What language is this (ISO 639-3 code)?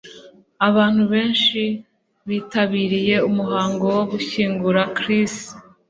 kin